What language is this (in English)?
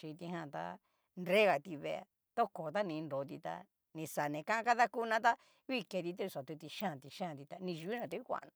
Cacaloxtepec Mixtec